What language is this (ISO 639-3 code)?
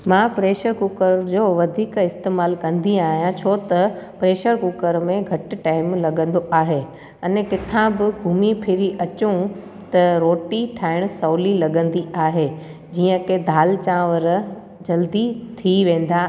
snd